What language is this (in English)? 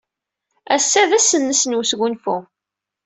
Kabyle